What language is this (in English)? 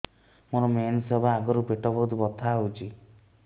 Odia